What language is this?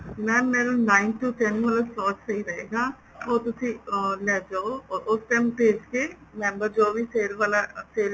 Punjabi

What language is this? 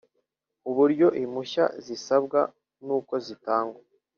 Kinyarwanda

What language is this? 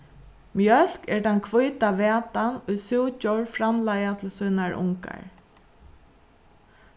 Faroese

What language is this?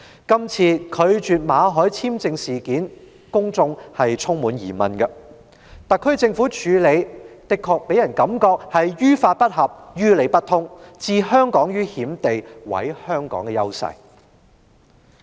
Cantonese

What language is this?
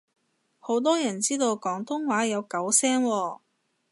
Cantonese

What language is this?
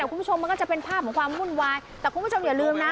Thai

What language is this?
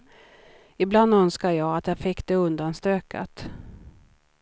Swedish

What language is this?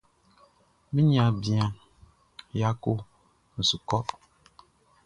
Baoulé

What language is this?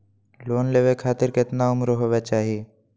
Magahi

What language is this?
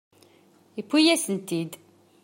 Kabyle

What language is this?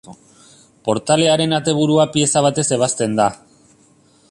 Basque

